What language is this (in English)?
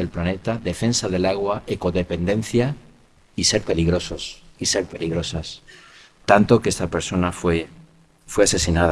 Spanish